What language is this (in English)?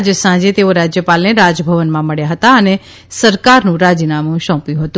Gujarati